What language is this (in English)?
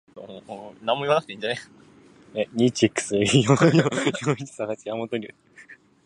Japanese